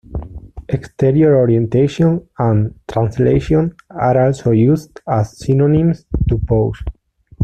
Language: English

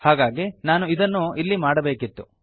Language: Kannada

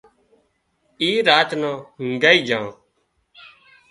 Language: Wadiyara Koli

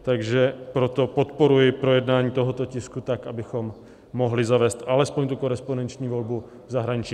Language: Czech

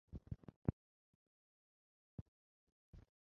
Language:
Chinese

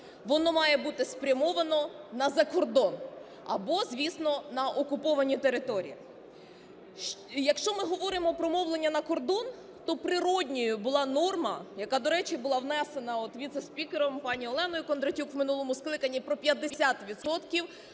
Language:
Ukrainian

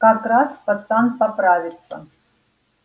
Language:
Russian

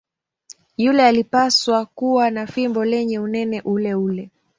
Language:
Swahili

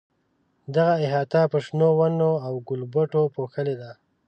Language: Pashto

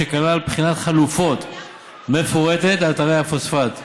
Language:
Hebrew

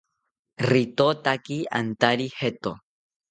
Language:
South Ucayali Ashéninka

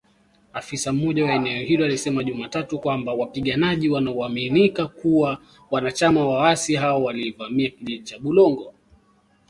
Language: Swahili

